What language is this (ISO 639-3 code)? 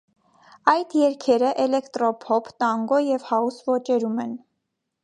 hye